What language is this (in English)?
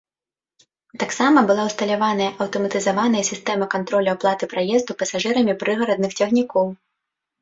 Belarusian